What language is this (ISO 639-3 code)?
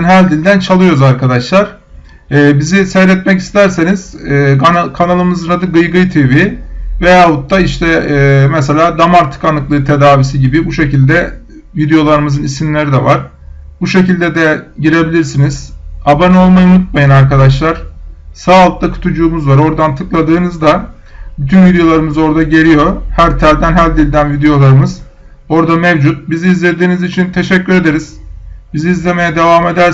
tur